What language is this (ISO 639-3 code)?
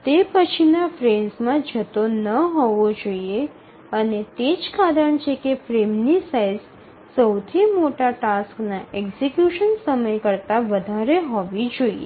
guj